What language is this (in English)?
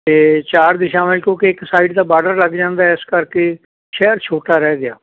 Punjabi